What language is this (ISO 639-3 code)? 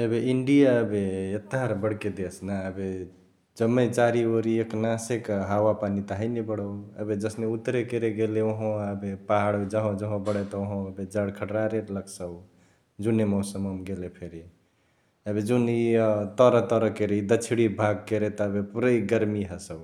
the